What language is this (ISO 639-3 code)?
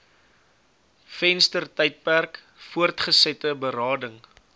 afr